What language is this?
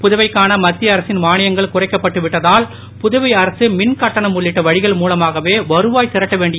Tamil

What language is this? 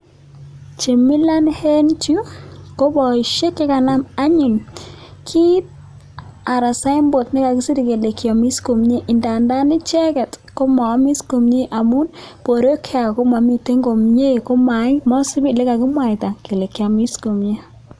Kalenjin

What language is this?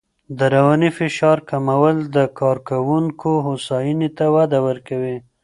Pashto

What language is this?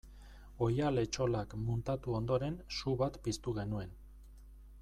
Basque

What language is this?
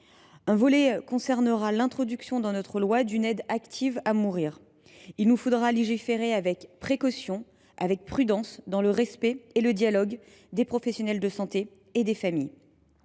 French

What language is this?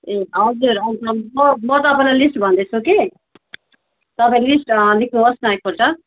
Nepali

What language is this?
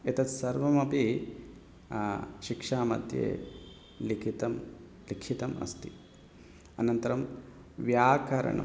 Sanskrit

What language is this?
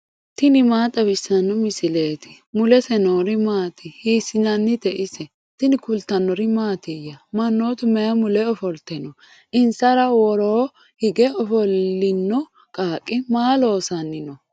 Sidamo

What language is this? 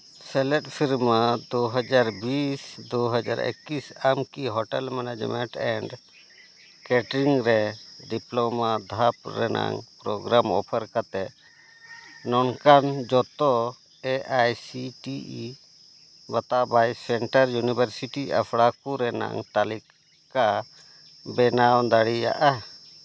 Santali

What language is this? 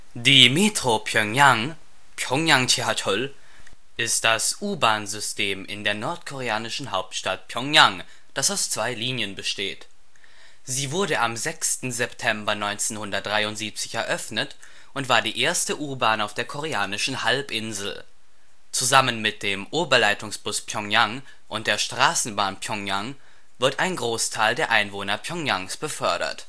German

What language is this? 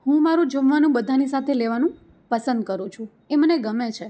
Gujarati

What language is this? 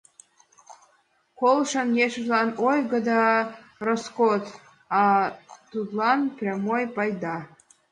Mari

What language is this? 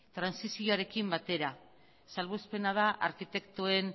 Basque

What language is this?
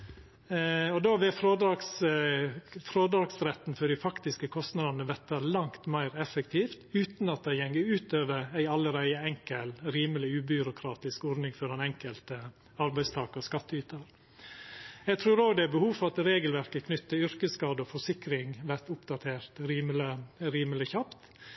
Norwegian Nynorsk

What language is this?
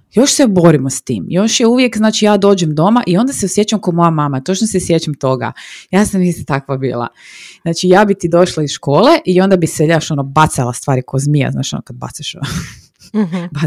Croatian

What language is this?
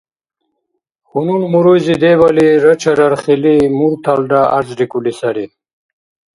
Dargwa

